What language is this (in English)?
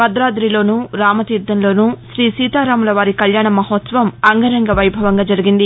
Telugu